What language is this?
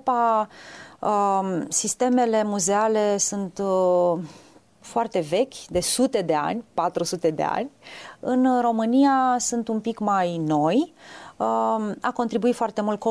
Romanian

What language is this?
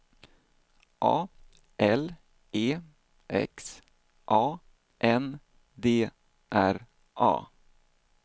Swedish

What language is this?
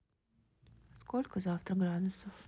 Russian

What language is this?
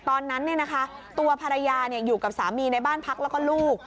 Thai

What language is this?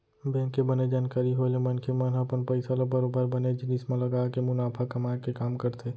Chhattisgarhi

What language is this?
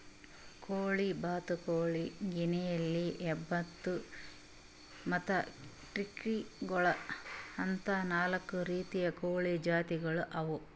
Kannada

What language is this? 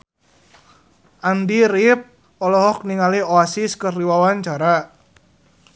Sundanese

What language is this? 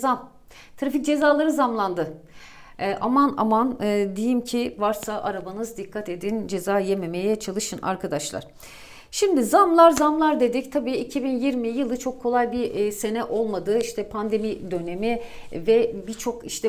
Turkish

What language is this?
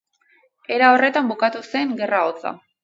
Basque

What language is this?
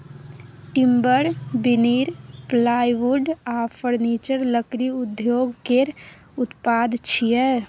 Maithili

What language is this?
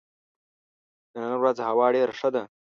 Pashto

